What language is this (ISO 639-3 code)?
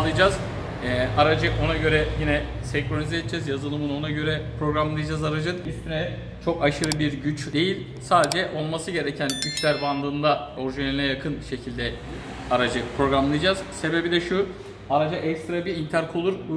tur